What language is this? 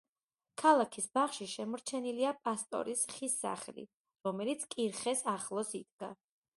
Georgian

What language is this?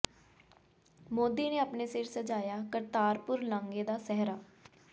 Punjabi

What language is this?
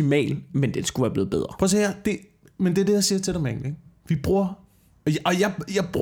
Danish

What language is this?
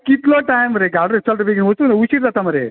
Konkani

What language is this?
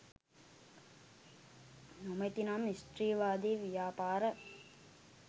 Sinhala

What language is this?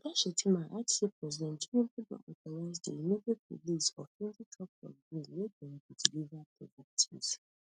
Nigerian Pidgin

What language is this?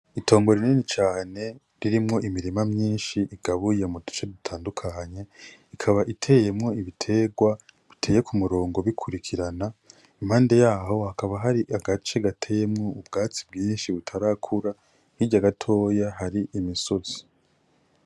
Rundi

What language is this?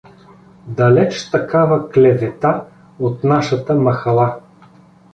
Bulgarian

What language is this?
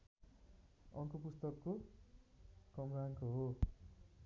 Nepali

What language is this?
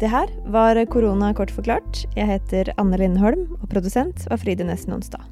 Danish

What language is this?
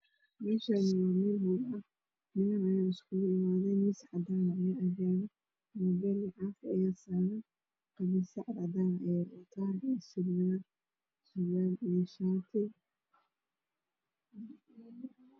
Somali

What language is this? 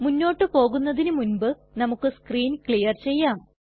Malayalam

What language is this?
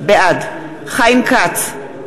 Hebrew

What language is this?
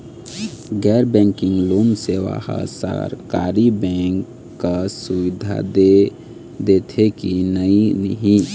Chhattisgarhi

